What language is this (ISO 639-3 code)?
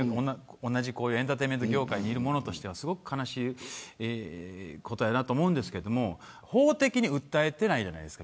jpn